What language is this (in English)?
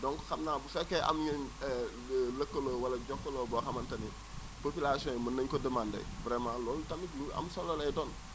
Wolof